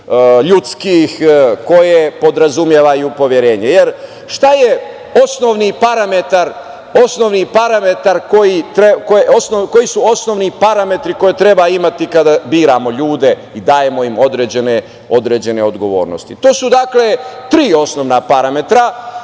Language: Serbian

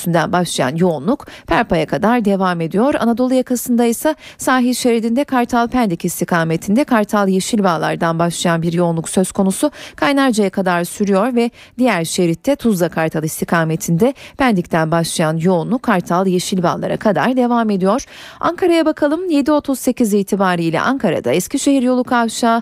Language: Turkish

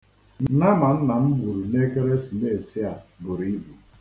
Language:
Igbo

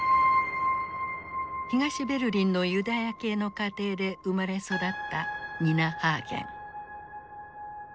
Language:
Japanese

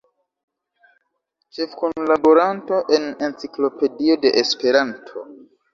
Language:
Esperanto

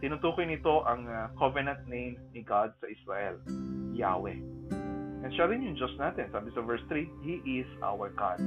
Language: Filipino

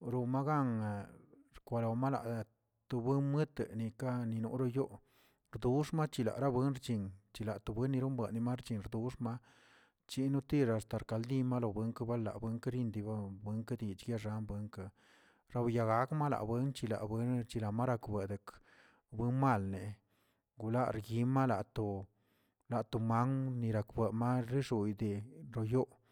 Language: Tilquiapan Zapotec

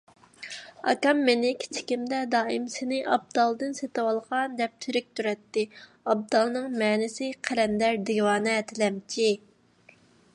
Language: Uyghur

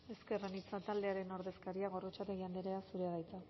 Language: Basque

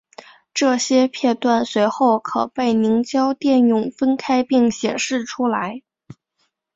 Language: Chinese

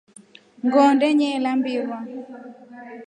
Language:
Rombo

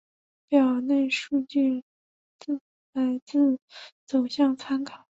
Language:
Chinese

